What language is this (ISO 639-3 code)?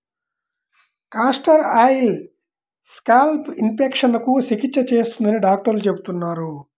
tel